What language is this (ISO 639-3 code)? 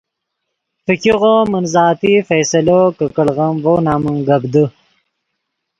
ydg